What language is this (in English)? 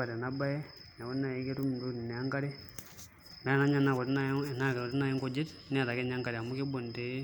Masai